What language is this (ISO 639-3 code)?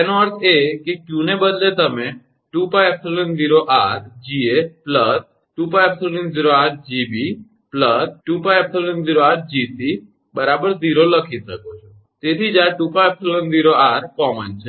guj